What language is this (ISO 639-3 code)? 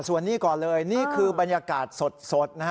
tha